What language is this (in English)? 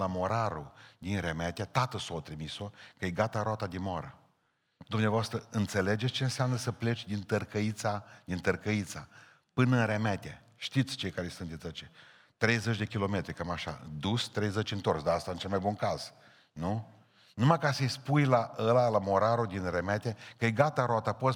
Romanian